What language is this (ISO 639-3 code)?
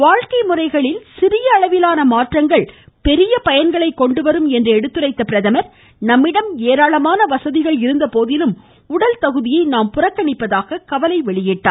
tam